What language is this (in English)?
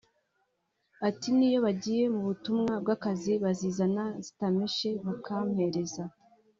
Kinyarwanda